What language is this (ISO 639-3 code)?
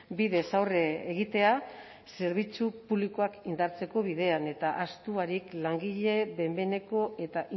eus